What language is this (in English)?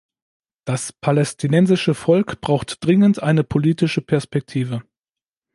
German